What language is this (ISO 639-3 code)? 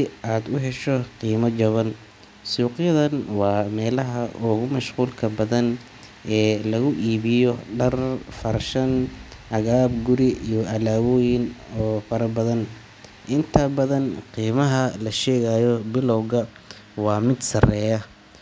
som